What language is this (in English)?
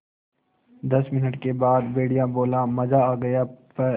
Hindi